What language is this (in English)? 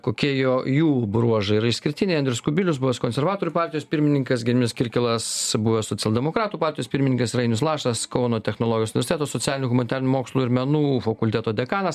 Lithuanian